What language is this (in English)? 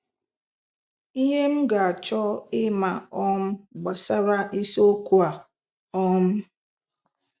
Igbo